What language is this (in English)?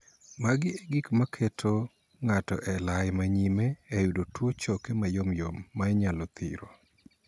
Luo (Kenya and Tanzania)